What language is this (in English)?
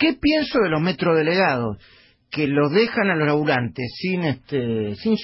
Spanish